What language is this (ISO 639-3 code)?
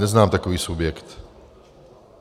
ces